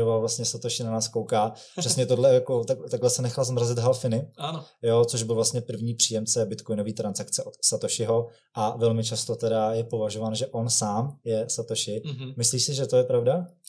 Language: Czech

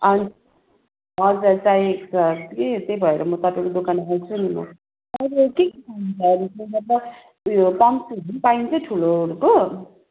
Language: Nepali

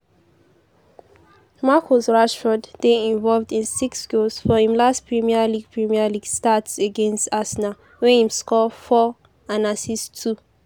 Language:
Nigerian Pidgin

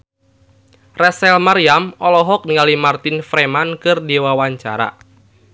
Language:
Sundanese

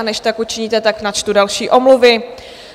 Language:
Czech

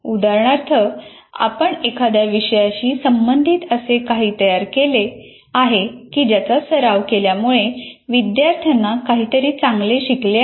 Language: Marathi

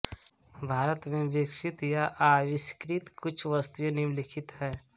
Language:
Hindi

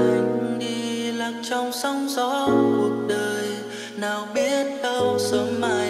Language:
Vietnamese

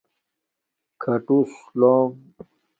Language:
Domaaki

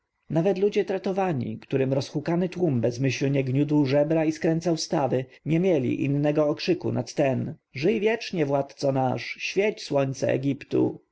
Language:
Polish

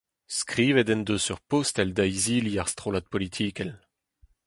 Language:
Breton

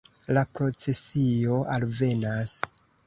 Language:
Esperanto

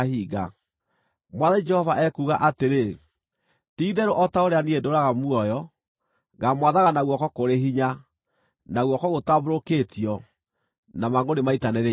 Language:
Kikuyu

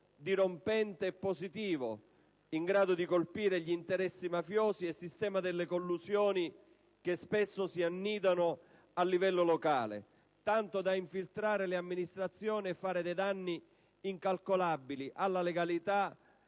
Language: Italian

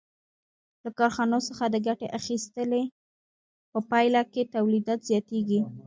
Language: Pashto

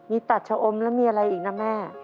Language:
Thai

